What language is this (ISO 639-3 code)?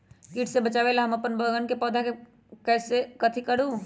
mag